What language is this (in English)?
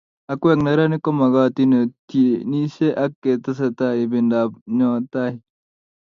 Kalenjin